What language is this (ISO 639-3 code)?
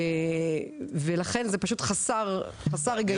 heb